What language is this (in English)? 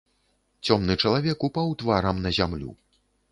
Belarusian